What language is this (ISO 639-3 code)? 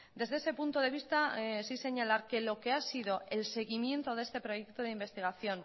spa